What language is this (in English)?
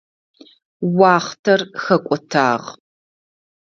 Adyghe